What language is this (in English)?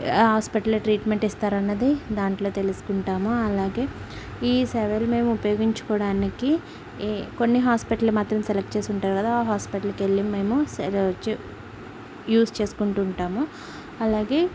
Telugu